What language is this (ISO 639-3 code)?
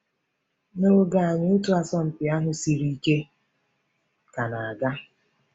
ibo